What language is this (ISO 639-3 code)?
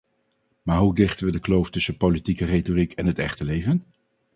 nld